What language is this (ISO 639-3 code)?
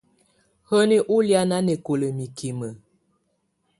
tvu